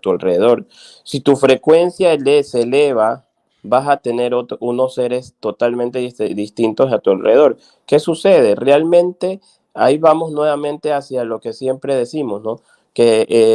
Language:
Spanish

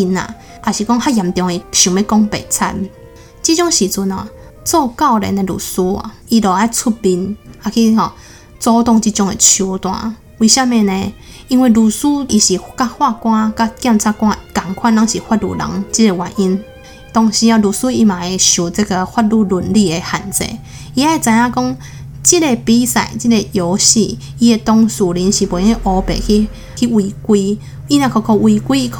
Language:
Chinese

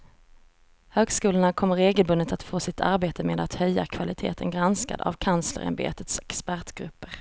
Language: Swedish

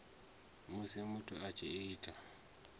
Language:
Venda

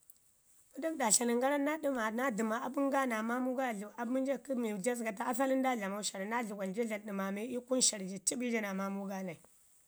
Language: Ngizim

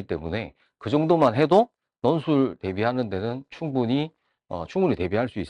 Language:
Korean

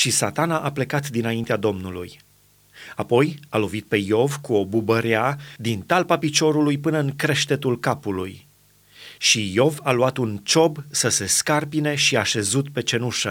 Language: Romanian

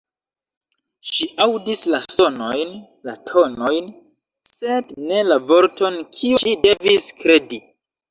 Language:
Esperanto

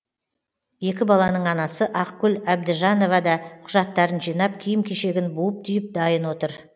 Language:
Kazakh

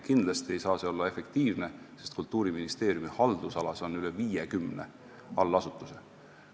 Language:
Estonian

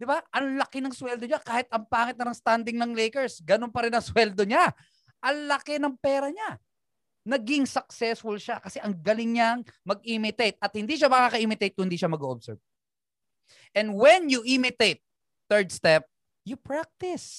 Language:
Filipino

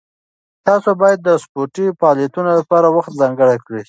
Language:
Pashto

